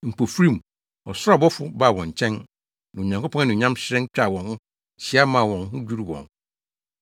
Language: Akan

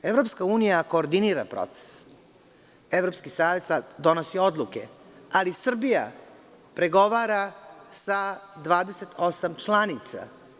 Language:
Serbian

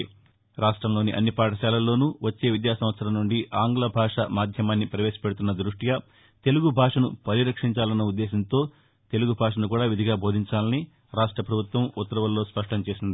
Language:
Telugu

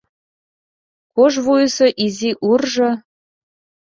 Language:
Mari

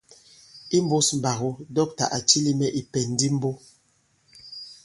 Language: Bankon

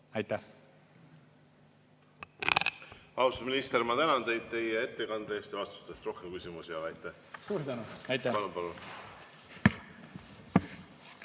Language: Estonian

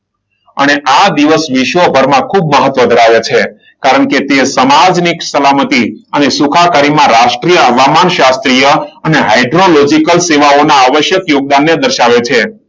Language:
Gujarati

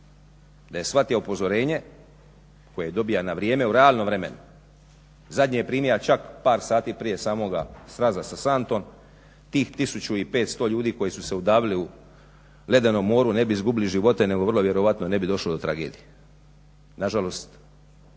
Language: Croatian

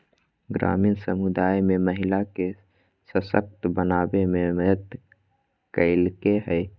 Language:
Magahi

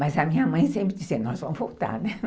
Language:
Portuguese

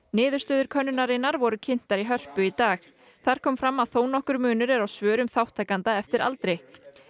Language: Icelandic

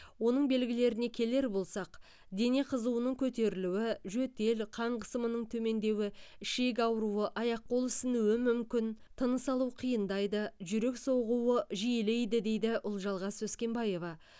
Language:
Kazakh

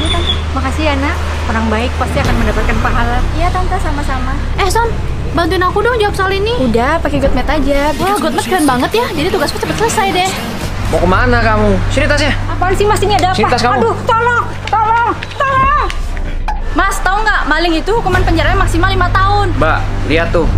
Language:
Indonesian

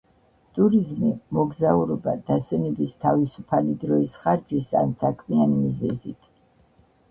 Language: Georgian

